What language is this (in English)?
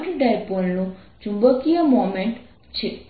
Gujarati